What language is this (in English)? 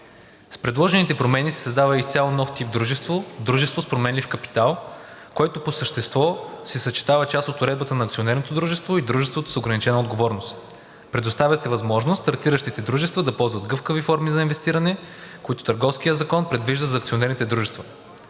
Bulgarian